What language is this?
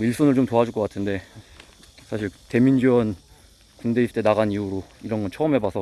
Korean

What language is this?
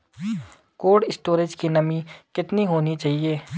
Hindi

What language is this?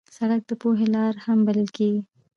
Pashto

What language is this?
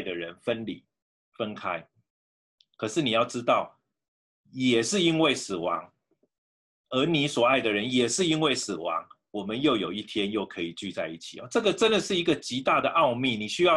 Chinese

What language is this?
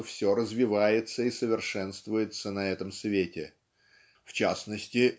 Russian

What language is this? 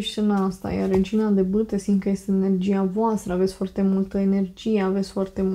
Romanian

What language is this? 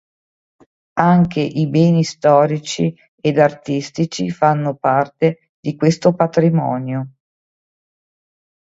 Italian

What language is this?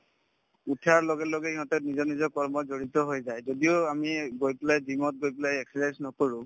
Assamese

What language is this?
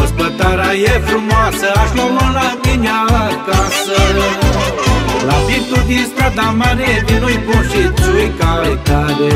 Romanian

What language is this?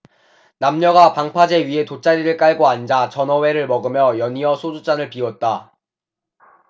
Korean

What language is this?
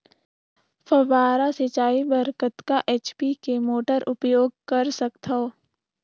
Chhattisgarhi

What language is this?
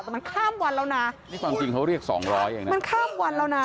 Thai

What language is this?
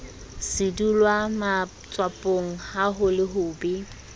Southern Sotho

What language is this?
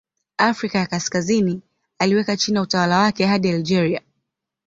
Swahili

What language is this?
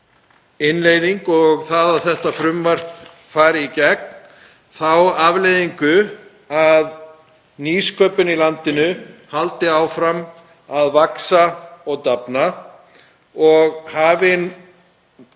Icelandic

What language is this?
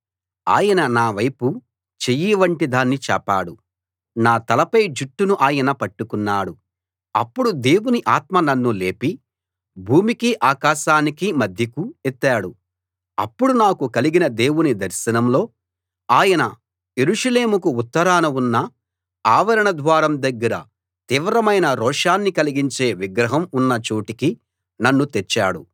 Telugu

